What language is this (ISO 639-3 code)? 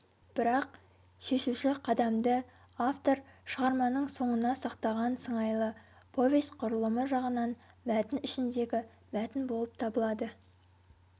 kaz